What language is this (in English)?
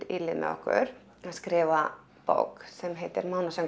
Icelandic